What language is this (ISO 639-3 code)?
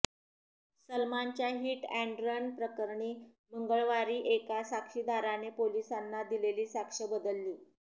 mar